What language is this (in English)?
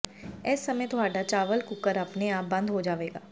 Punjabi